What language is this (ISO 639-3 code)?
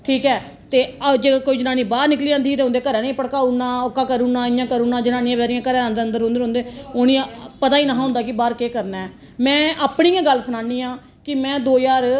doi